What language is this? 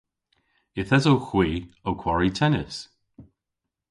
Cornish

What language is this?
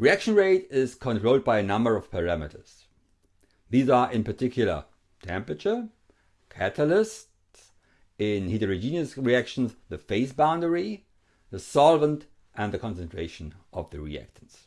English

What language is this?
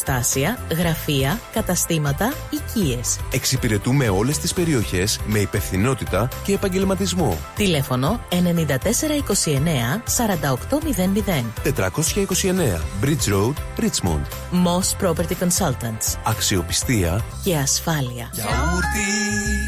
Greek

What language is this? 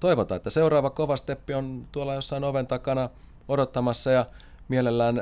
Finnish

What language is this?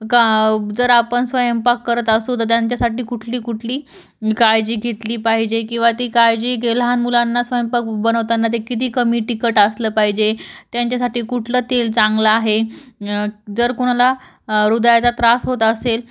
Marathi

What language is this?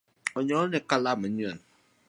Luo (Kenya and Tanzania)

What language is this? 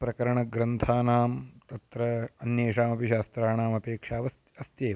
Sanskrit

